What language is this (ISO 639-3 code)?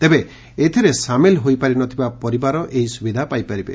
ori